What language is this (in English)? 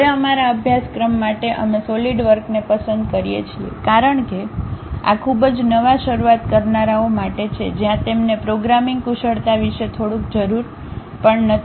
Gujarati